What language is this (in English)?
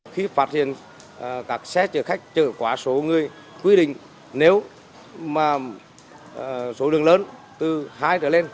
Vietnamese